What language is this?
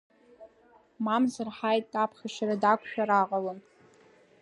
Abkhazian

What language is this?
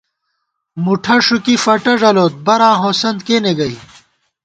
Gawar-Bati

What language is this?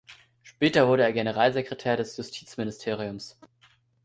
German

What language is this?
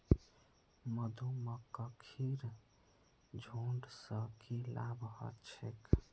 Magahi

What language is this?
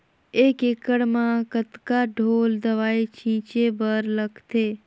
Chhattisgarhi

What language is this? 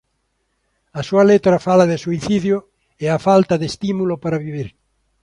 Galician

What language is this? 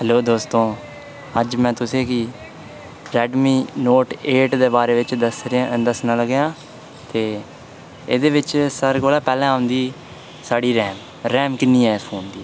Dogri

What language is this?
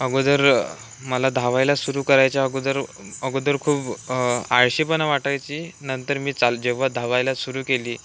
Marathi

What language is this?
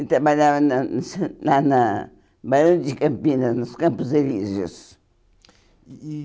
Portuguese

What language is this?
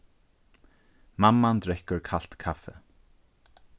Faroese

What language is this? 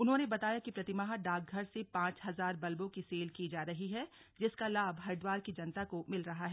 Hindi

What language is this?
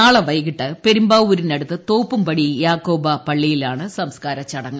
Malayalam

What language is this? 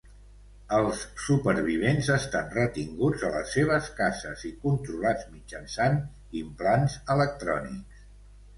Catalan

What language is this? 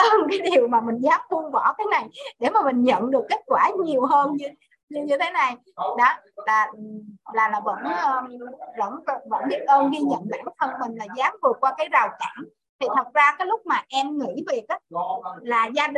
Vietnamese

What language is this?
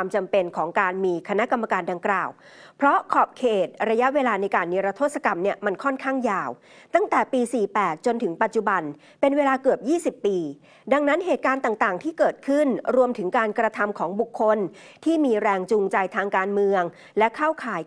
Thai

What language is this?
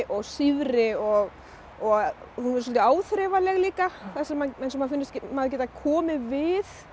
Icelandic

